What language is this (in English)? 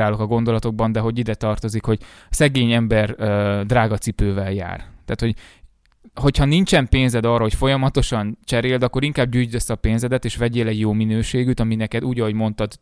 Hungarian